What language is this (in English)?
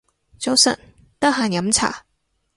Cantonese